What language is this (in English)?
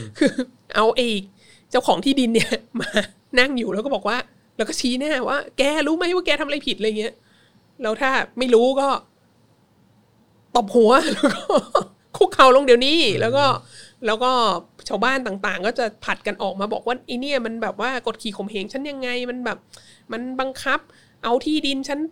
Thai